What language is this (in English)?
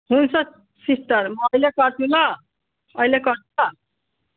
Nepali